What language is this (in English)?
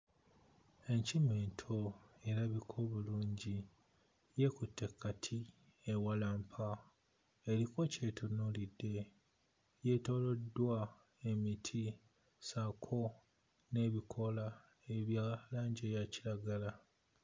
Ganda